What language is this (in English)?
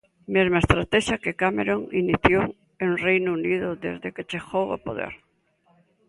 Galician